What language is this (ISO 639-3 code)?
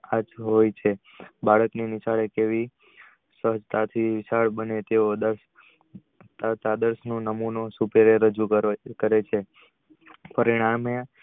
guj